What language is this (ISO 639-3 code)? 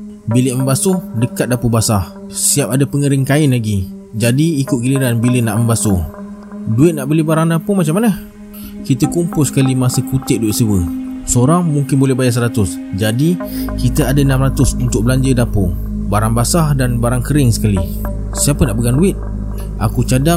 msa